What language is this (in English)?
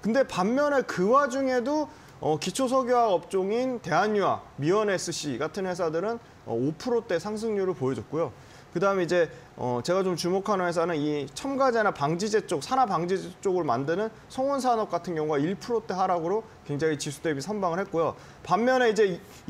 Korean